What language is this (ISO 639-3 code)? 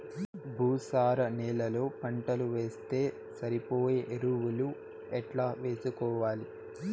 tel